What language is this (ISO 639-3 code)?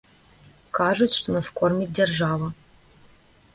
bel